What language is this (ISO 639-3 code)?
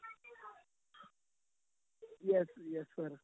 pan